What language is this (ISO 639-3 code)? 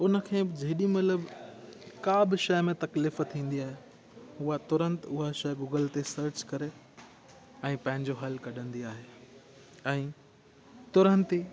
snd